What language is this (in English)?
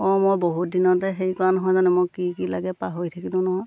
Assamese